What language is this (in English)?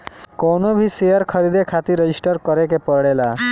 Bhojpuri